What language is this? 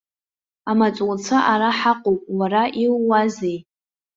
Abkhazian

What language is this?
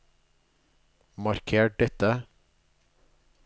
Norwegian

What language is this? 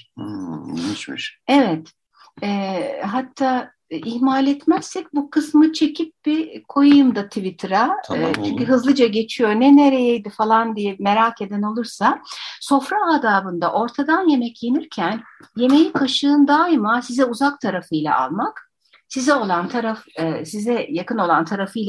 Turkish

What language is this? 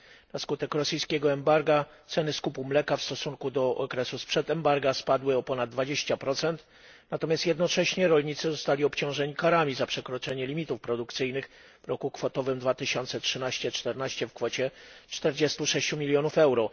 Polish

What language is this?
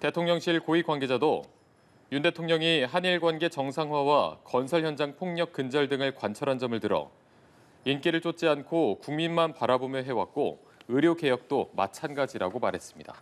Korean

